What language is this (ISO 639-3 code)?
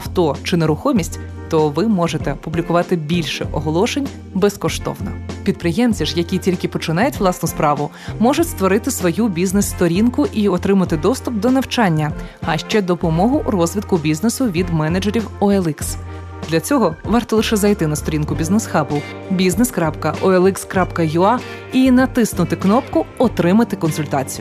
ukr